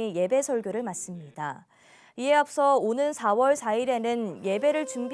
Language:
Korean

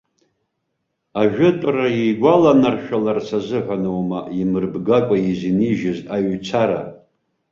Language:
Abkhazian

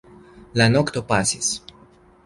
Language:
Esperanto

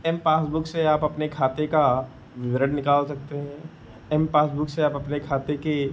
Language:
Hindi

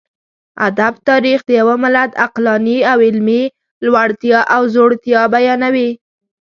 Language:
Pashto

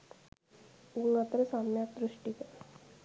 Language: Sinhala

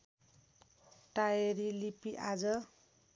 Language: Nepali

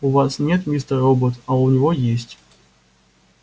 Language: Russian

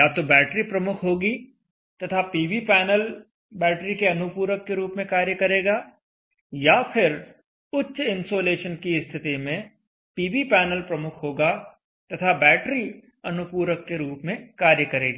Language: Hindi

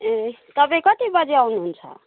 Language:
Nepali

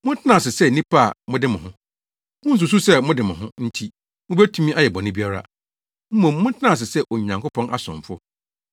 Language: Akan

